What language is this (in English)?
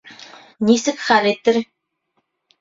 Bashkir